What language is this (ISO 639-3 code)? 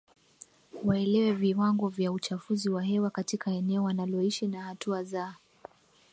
swa